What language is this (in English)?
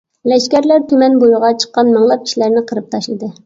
Uyghur